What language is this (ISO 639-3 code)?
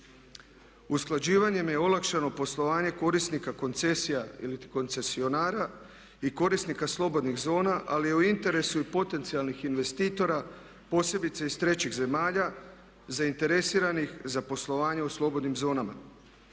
hrv